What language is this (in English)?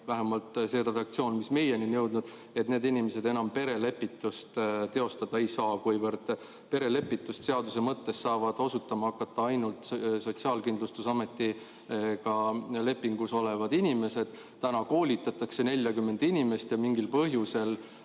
Estonian